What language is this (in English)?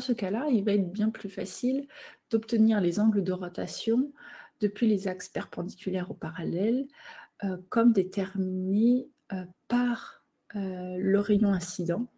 French